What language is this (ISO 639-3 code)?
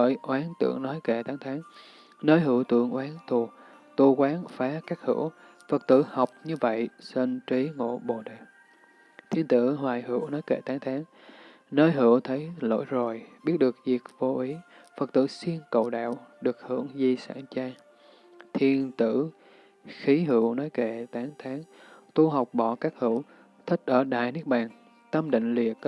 vie